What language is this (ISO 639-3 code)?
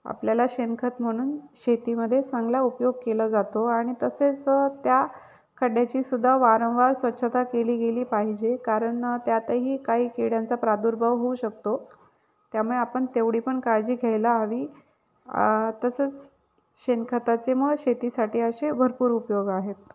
mar